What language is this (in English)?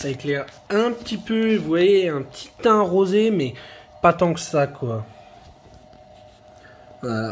French